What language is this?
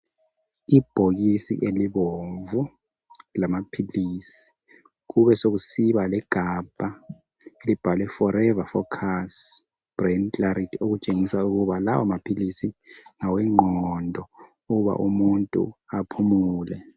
North Ndebele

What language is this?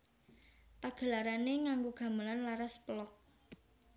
Javanese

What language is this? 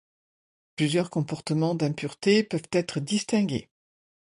French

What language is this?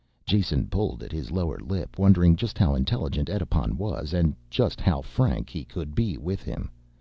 English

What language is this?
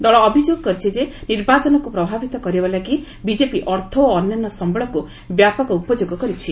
Odia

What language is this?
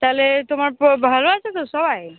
Bangla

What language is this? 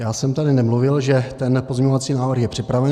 Czech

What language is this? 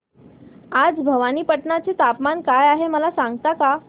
Marathi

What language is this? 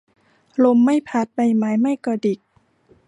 Thai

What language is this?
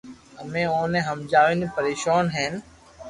Loarki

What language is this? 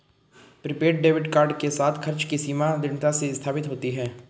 Hindi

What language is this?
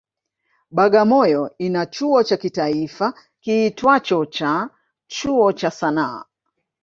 Swahili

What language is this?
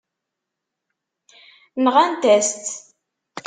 Kabyle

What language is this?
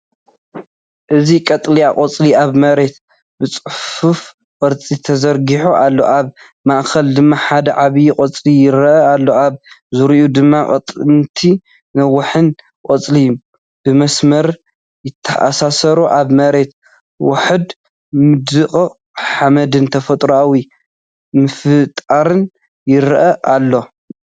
Tigrinya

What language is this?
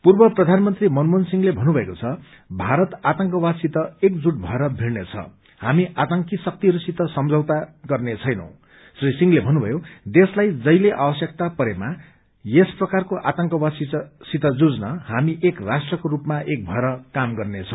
Nepali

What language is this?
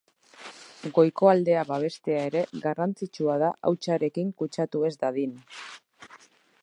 Basque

